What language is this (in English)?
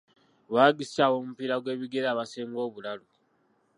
Ganda